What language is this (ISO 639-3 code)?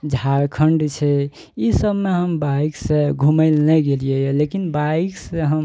mai